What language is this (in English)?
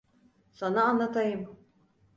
Turkish